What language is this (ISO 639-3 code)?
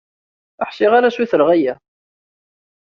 kab